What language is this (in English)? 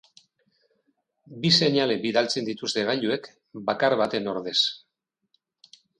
Basque